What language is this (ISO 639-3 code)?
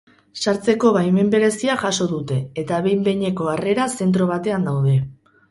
eus